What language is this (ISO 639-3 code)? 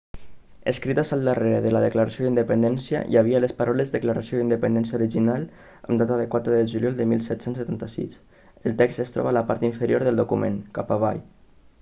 cat